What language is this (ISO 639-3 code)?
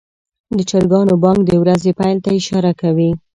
pus